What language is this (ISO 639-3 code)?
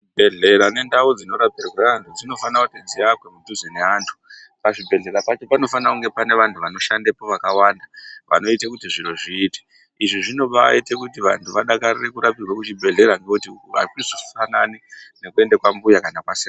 ndc